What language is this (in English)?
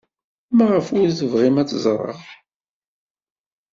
Kabyle